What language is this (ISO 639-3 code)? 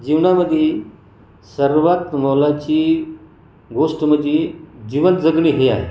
mar